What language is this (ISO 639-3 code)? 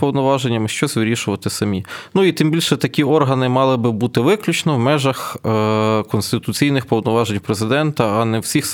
ukr